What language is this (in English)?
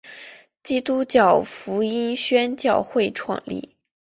Chinese